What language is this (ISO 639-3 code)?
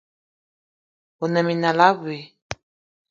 eto